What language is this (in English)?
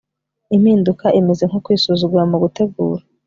Kinyarwanda